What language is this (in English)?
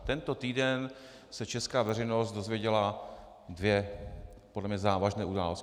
Czech